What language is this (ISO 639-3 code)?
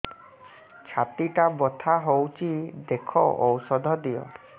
ori